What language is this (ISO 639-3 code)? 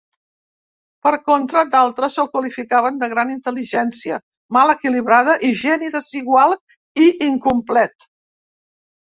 cat